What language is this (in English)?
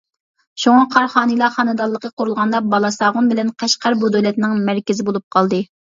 Uyghur